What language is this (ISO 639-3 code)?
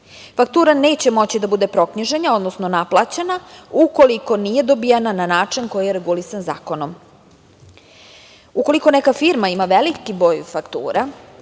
srp